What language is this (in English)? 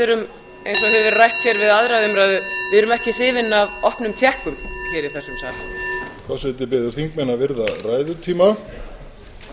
Icelandic